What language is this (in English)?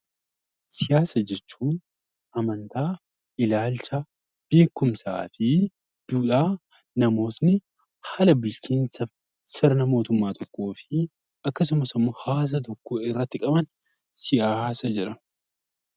Oromo